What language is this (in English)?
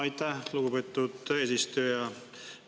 Estonian